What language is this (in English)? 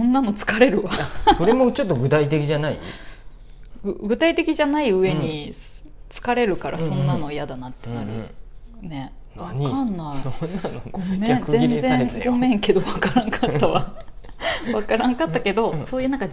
Japanese